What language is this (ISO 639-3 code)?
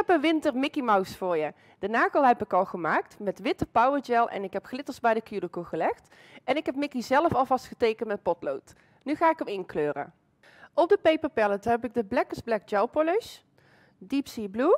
nld